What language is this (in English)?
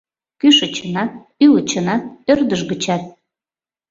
Mari